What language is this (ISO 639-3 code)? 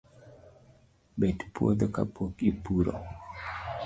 luo